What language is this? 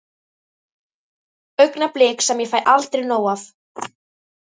Icelandic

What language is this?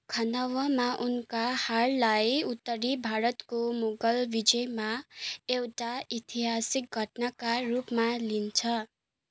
Nepali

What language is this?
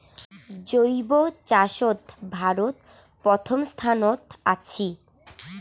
Bangla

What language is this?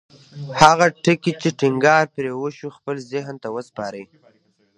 Pashto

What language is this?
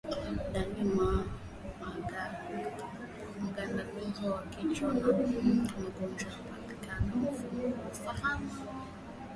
Swahili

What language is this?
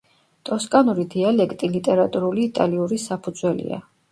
Georgian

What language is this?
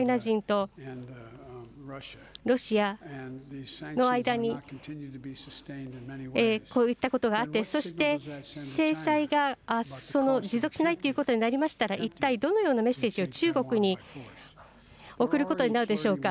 Japanese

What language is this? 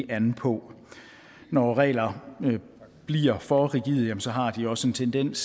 Danish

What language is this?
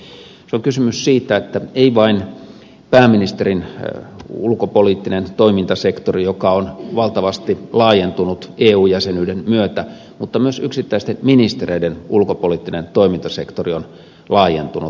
Finnish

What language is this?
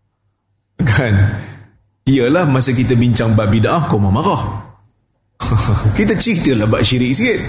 Malay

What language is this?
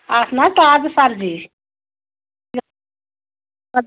Kashmiri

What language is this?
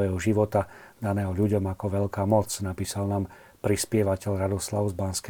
Slovak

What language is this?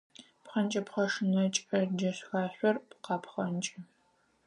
Adyghe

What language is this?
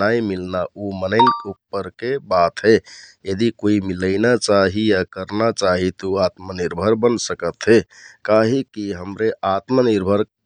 Kathoriya Tharu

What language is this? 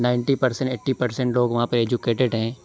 Urdu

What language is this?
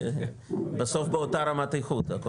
Hebrew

